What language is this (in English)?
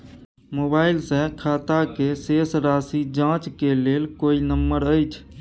Maithili